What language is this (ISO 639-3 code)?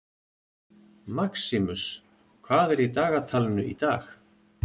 isl